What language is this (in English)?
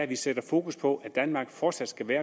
Danish